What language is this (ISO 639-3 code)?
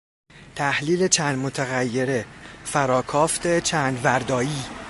fas